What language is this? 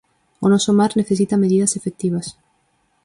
Galician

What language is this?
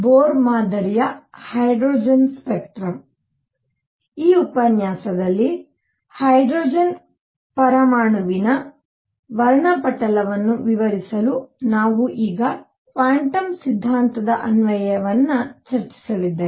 Kannada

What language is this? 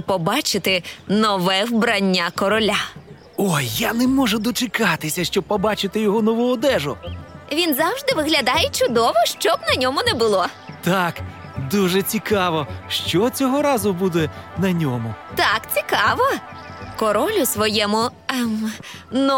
Ukrainian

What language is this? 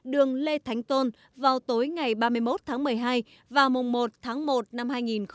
Vietnamese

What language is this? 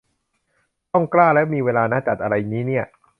Thai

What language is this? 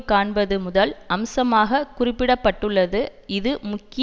Tamil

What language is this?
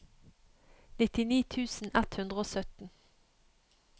Norwegian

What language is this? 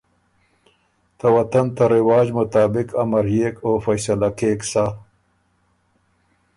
Ormuri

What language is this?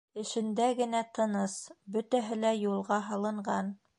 Bashkir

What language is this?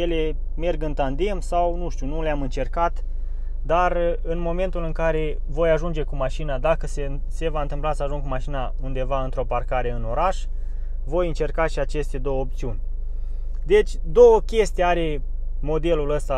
Romanian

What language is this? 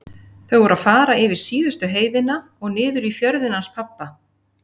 Icelandic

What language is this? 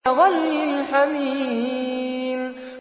Arabic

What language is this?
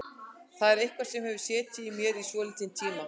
Icelandic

